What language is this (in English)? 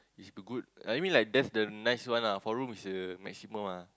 English